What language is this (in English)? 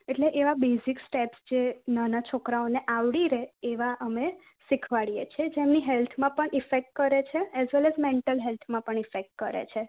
Gujarati